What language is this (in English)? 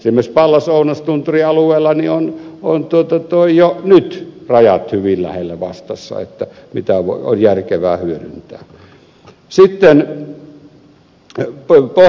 Finnish